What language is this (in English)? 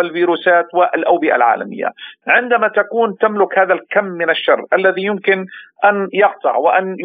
Arabic